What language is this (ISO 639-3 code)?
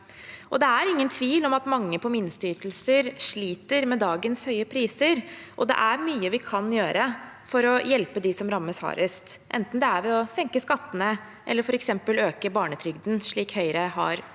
nor